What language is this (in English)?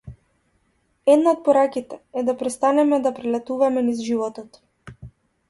Macedonian